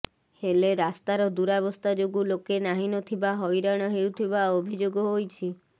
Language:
Odia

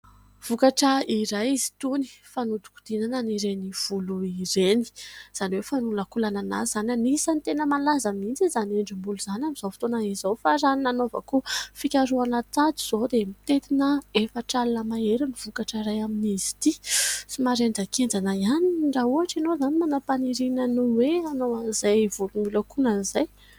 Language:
Malagasy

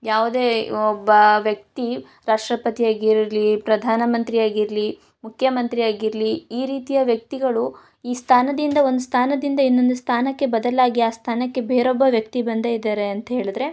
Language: Kannada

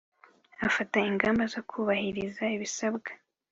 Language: Kinyarwanda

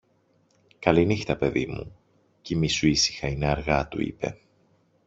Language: Greek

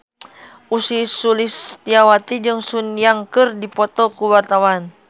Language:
Sundanese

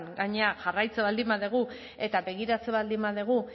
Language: Basque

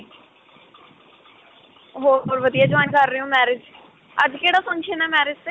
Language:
Punjabi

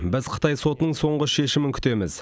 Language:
Kazakh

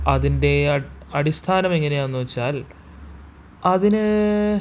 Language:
Malayalam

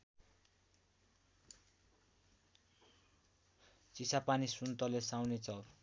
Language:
Nepali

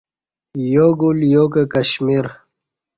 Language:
Kati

